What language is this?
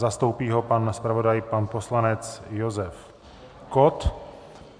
Czech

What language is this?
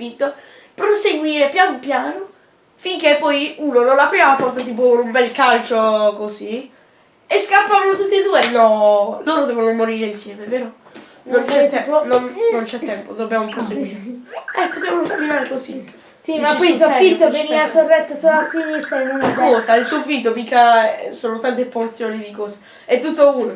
Italian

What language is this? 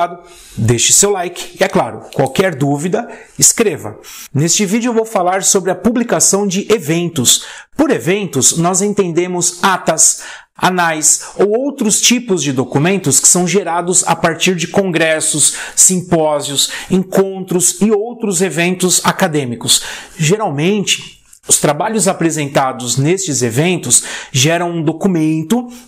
Portuguese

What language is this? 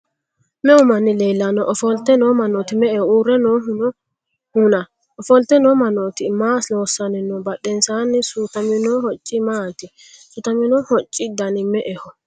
Sidamo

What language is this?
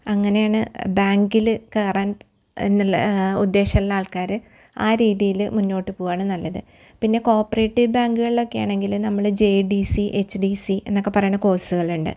Malayalam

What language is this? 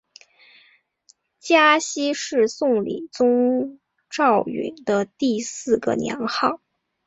Chinese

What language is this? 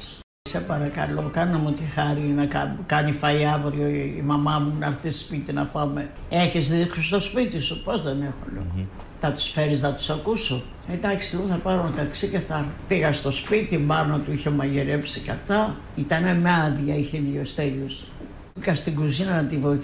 Greek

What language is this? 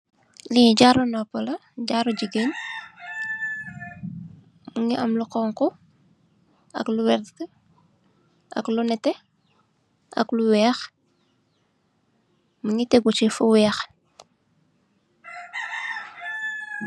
Wolof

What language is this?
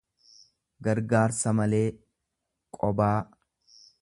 Oromo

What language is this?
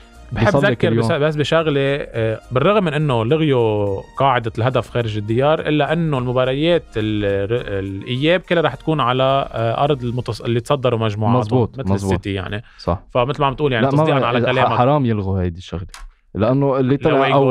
Arabic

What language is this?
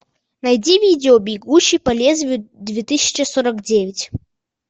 Russian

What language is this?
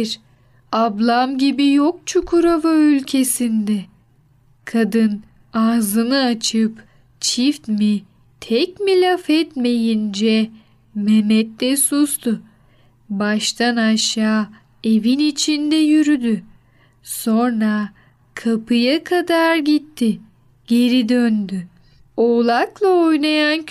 Turkish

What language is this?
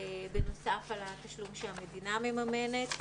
Hebrew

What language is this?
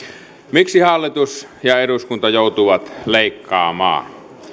Finnish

